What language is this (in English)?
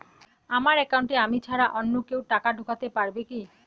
Bangla